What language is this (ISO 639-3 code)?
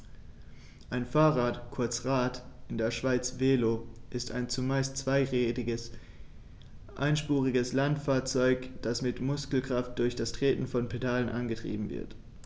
deu